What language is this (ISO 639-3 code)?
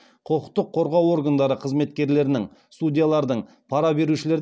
kaz